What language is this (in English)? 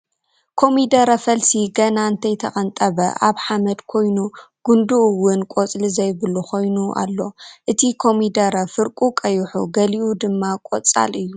Tigrinya